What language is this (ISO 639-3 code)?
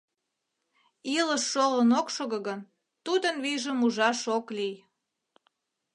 chm